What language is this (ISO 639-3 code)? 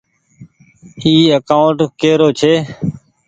gig